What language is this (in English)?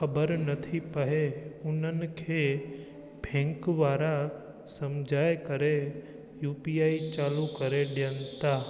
Sindhi